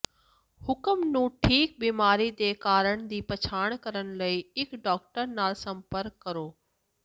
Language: Punjabi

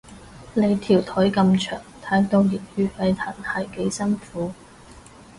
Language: Cantonese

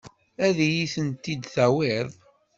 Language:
Kabyle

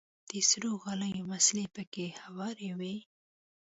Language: Pashto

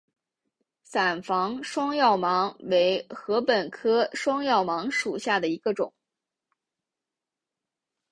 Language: Chinese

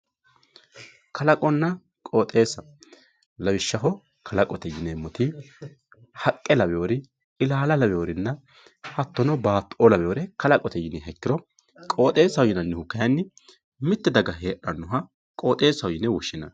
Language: Sidamo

